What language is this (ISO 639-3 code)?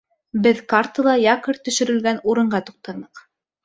bak